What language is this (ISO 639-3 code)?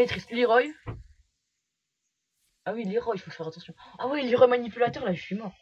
fra